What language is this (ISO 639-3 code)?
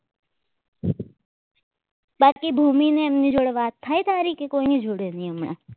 guj